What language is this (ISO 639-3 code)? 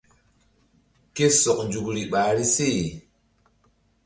mdd